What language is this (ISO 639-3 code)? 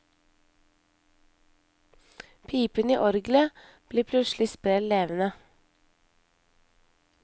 nor